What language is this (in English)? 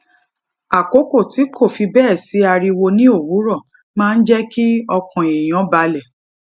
Yoruba